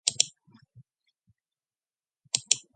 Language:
Mongolian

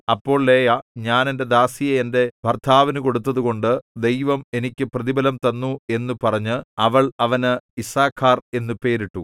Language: Malayalam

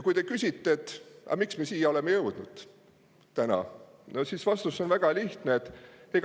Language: Estonian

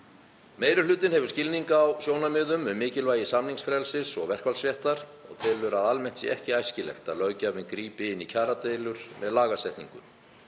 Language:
Icelandic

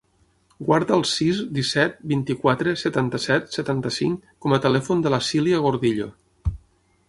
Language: Catalan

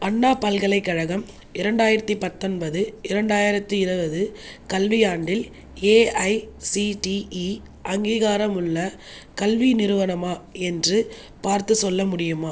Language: Tamil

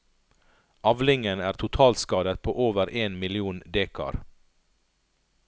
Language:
Norwegian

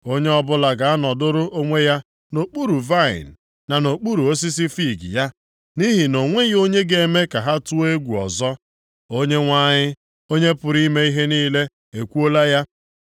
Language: Igbo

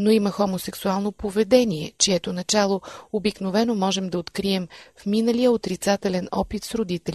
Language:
Bulgarian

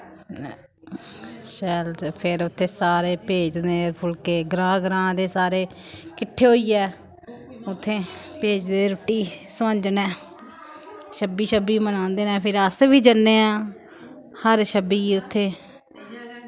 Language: Dogri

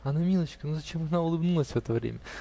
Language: Russian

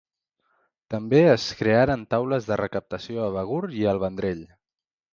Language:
Catalan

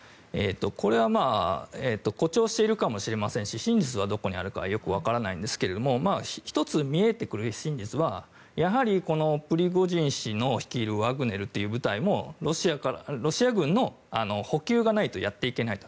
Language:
Japanese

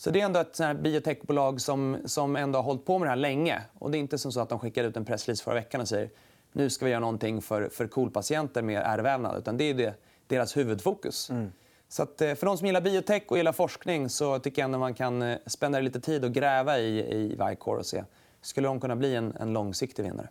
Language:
Swedish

